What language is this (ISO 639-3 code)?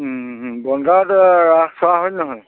asm